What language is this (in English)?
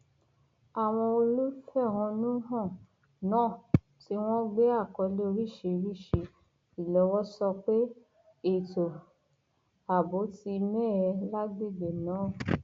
Yoruba